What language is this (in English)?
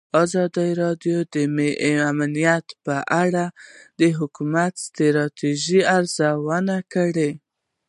Pashto